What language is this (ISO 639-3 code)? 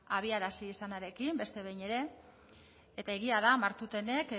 eus